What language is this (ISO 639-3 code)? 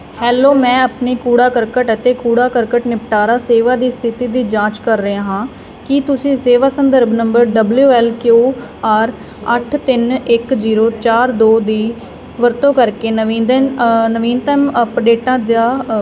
pan